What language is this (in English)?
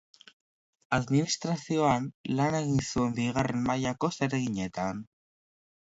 Basque